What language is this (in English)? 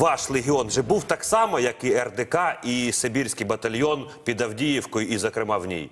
Russian